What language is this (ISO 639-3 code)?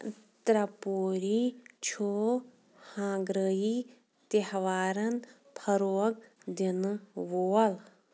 kas